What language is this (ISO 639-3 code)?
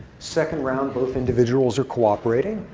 eng